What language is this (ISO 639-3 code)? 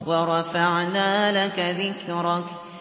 ara